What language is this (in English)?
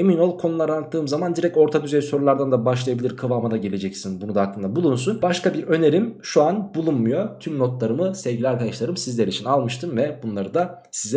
Turkish